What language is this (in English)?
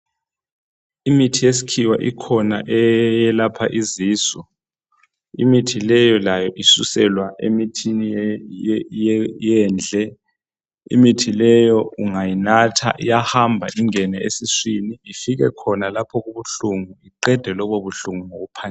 North Ndebele